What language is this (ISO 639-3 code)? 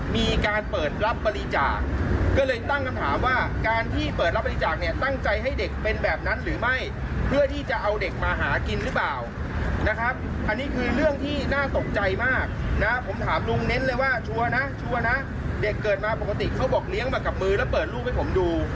tha